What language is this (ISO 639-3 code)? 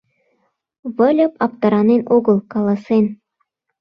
chm